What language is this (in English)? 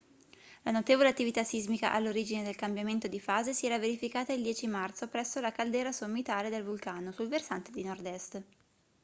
Italian